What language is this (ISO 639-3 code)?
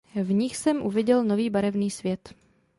ces